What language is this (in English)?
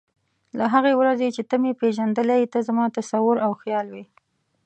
Pashto